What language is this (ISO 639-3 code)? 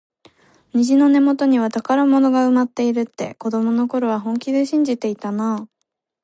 jpn